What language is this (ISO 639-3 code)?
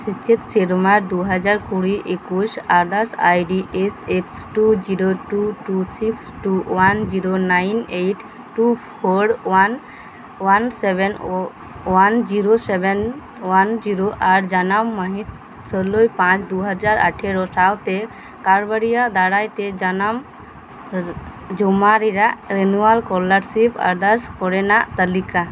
sat